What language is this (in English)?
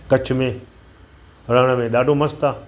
Sindhi